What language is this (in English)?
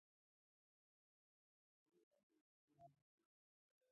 Pashto